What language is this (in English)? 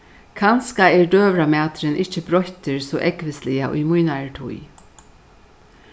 Faroese